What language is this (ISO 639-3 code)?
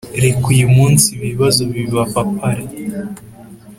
kin